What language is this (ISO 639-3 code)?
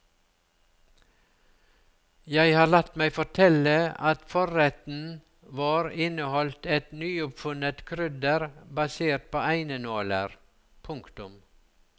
nor